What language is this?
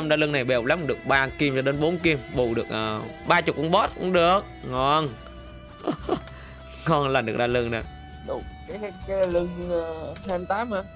Vietnamese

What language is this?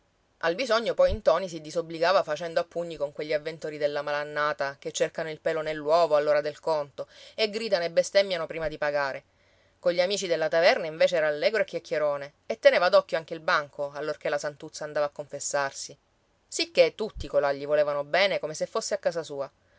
Italian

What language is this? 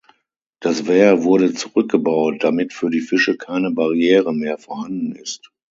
German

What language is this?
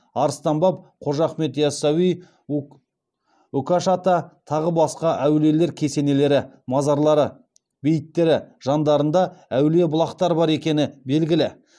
Kazakh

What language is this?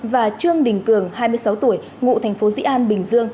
Vietnamese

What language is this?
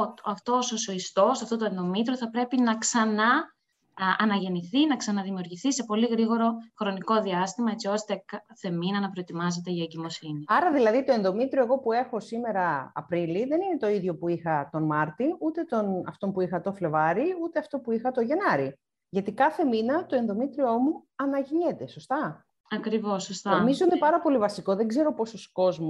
Greek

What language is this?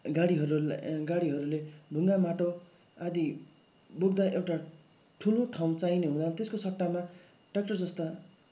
Nepali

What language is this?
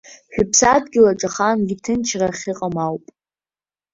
Abkhazian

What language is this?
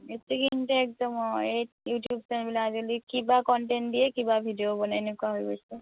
Assamese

